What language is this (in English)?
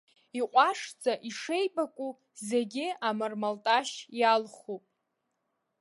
Abkhazian